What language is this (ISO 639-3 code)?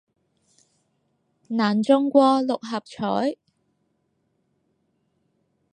yue